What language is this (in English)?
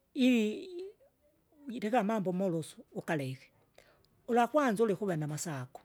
Kinga